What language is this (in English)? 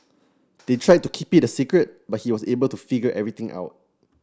English